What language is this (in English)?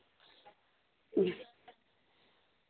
Dogri